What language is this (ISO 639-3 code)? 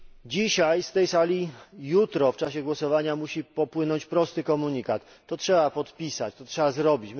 pol